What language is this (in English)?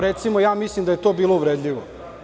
Serbian